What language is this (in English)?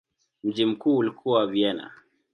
Swahili